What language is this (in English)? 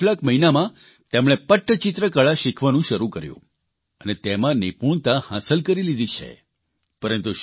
Gujarati